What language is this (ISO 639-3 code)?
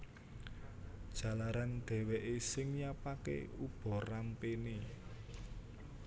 jav